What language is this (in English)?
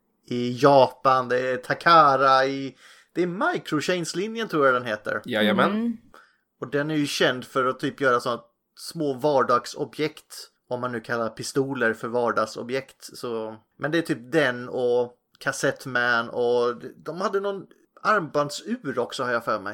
Swedish